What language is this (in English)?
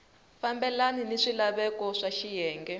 Tsonga